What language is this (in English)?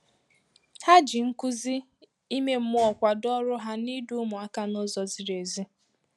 Igbo